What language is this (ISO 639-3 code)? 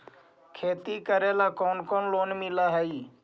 mag